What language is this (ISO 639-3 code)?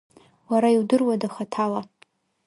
abk